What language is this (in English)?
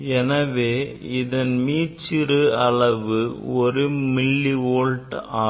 Tamil